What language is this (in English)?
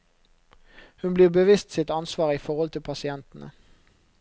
Norwegian